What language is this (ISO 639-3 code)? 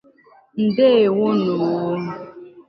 ibo